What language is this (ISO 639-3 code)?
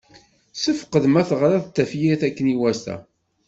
kab